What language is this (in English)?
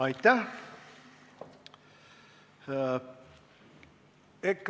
Estonian